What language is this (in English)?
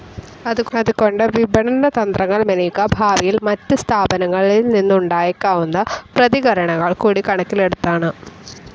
Malayalam